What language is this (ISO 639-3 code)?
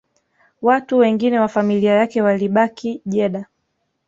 swa